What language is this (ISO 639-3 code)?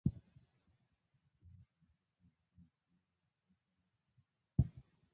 swa